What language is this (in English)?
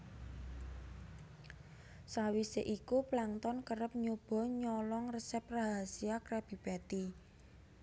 Javanese